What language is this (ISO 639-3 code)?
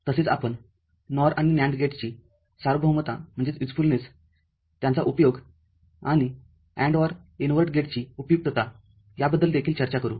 mar